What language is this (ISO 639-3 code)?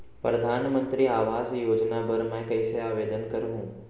hne